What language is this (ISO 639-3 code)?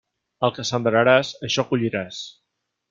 cat